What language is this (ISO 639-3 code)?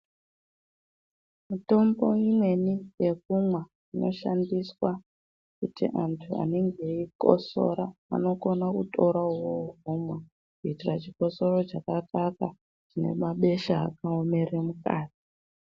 ndc